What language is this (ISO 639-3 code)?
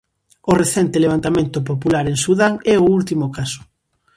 glg